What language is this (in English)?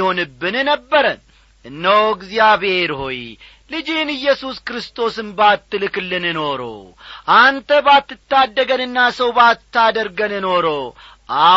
Amharic